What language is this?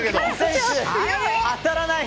Japanese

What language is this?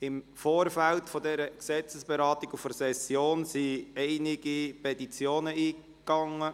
Swiss German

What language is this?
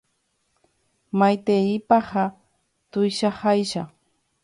Guarani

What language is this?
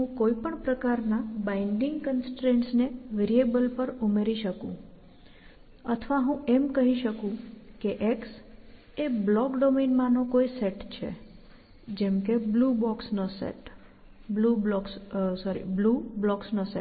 Gujarati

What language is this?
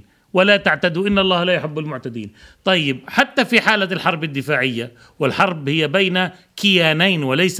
Arabic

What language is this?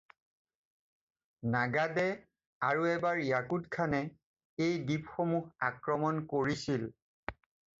Assamese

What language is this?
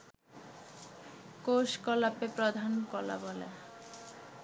Bangla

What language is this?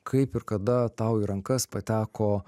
Lithuanian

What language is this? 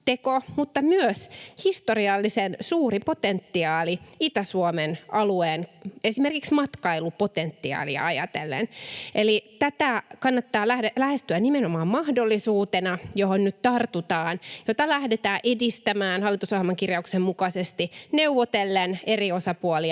Finnish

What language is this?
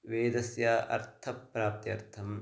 Sanskrit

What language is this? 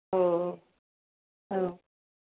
Bodo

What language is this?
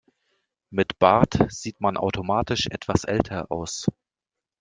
German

